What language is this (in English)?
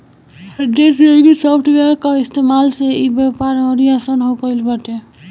Bhojpuri